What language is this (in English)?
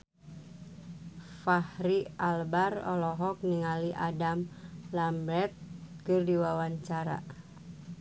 Sundanese